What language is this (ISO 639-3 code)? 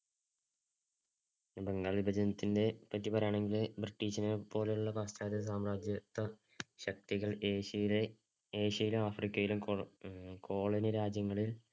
mal